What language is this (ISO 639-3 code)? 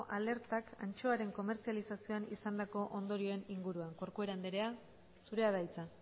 eus